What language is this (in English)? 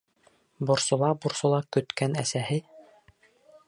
Bashkir